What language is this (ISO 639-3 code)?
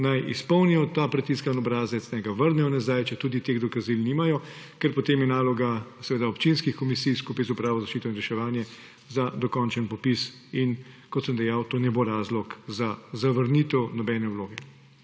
slv